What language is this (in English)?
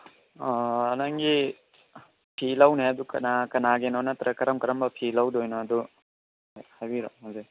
Manipuri